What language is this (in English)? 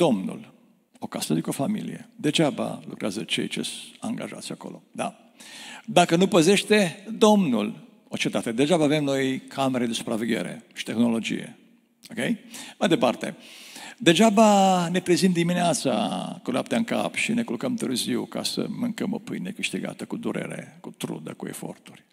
Romanian